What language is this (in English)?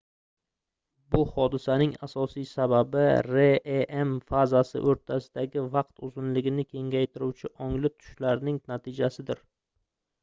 Uzbek